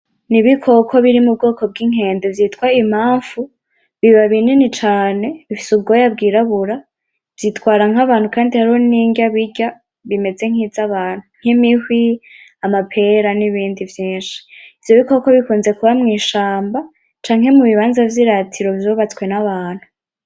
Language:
Rundi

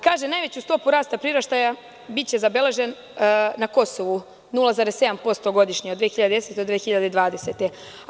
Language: Serbian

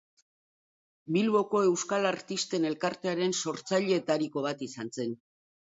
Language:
Basque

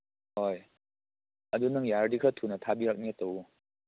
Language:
Manipuri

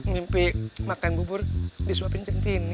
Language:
Indonesian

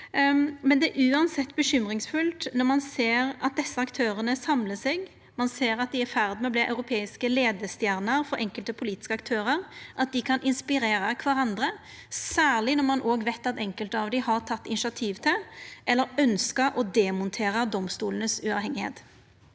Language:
Norwegian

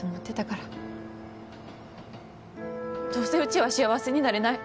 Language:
Japanese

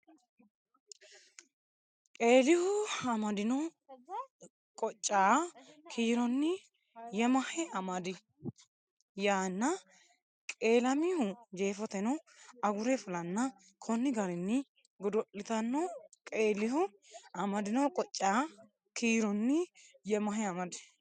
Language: Sidamo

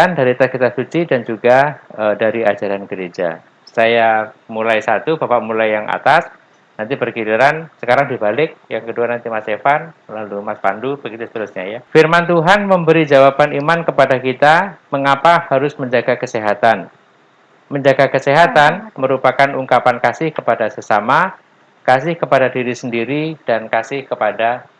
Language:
Indonesian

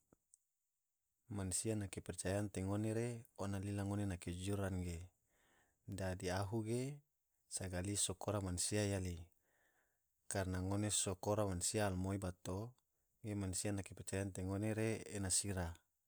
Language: Tidore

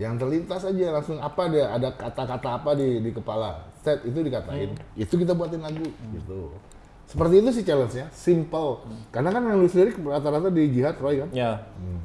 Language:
Indonesian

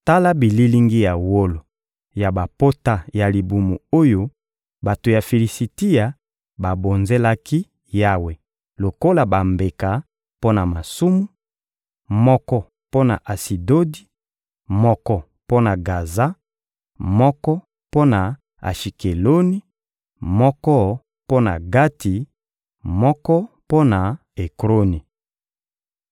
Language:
Lingala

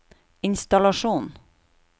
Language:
Norwegian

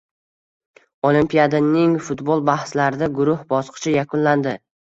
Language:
Uzbek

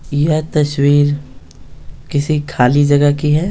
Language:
Hindi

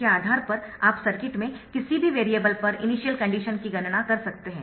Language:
Hindi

